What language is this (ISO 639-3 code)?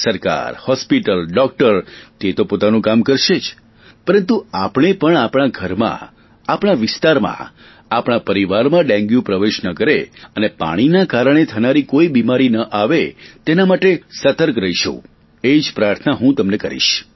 guj